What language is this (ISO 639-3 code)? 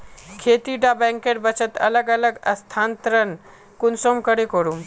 mag